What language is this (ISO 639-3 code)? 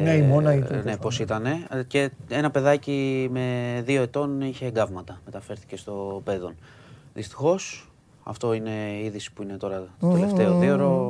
ell